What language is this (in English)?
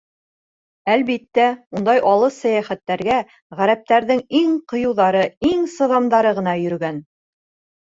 Bashkir